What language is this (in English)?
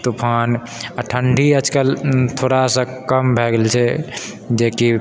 Maithili